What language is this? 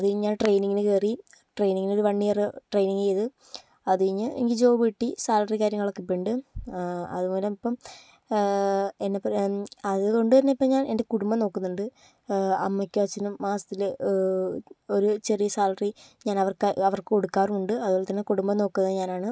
Malayalam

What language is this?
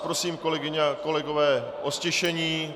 Czech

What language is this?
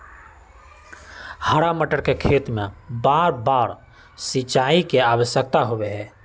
Magahi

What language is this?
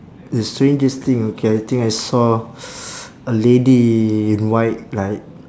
English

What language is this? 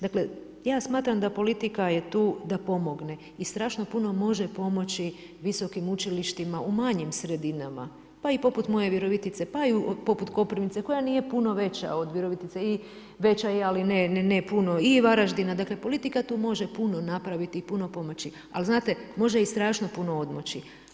Croatian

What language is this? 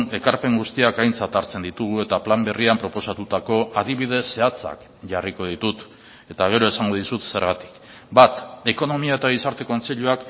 Basque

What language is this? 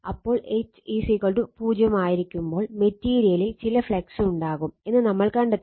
Malayalam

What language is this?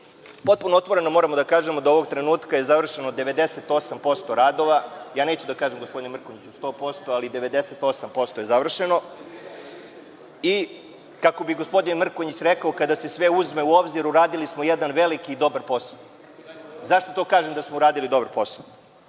Serbian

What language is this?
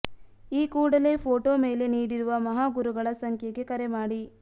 Kannada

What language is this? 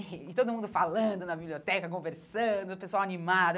Portuguese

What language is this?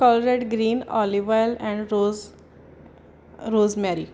Punjabi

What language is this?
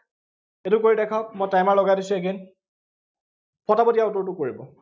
Assamese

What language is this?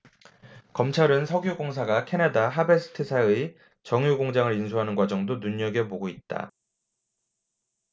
Korean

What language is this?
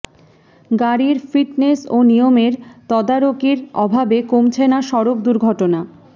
Bangla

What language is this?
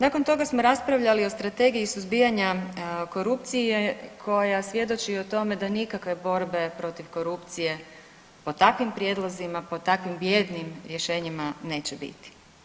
Croatian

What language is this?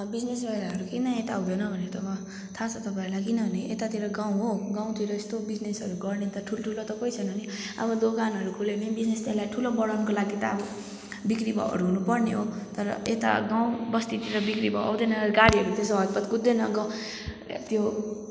Nepali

